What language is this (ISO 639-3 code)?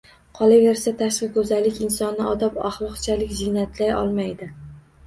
uzb